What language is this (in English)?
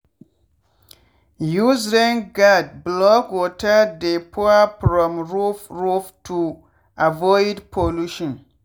Nigerian Pidgin